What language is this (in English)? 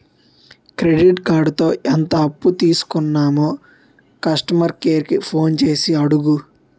Telugu